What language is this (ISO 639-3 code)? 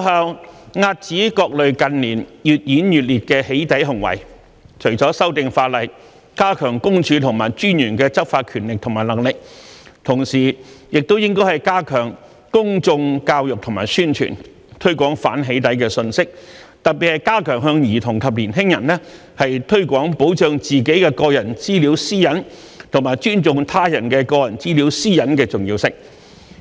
yue